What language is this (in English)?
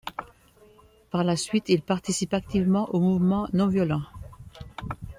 French